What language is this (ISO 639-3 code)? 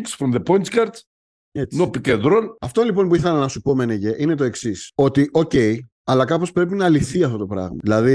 ell